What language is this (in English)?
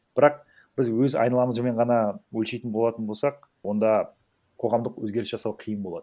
Kazakh